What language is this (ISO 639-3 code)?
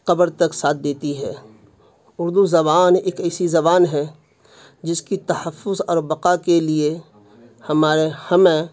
urd